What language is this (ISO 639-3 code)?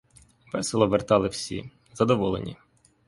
ukr